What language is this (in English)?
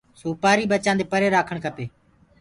Gurgula